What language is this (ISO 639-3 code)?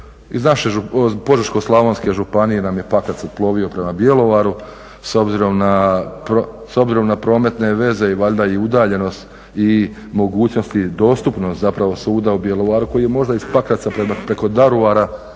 hrv